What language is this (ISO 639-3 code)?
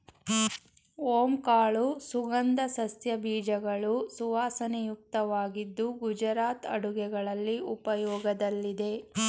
kan